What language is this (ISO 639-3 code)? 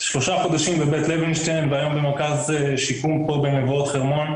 heb